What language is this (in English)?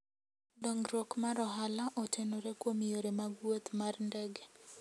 Luo (Kenya and Tanzania)